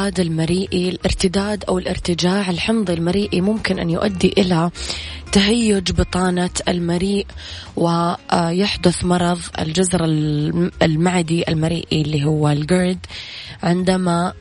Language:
Arabic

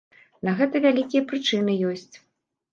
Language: Belarusian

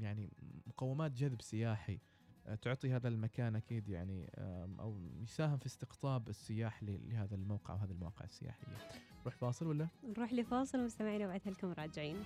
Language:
Arabic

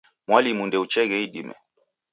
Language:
Taita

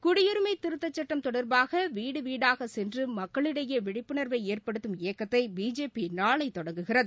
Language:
Tamil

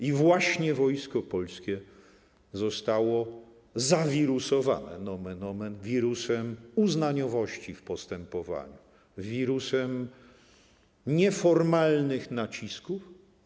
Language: Polish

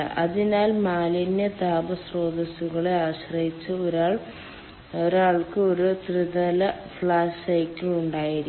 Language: Malayalam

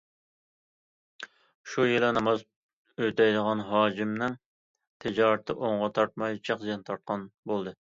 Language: Uyghur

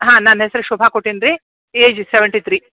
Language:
Kannada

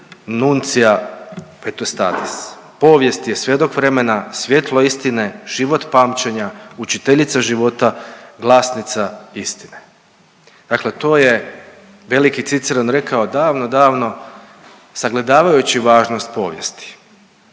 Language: Croatian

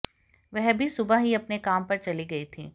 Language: Hindi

